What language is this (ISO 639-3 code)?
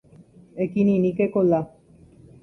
grn